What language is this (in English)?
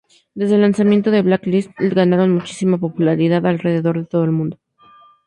Spanish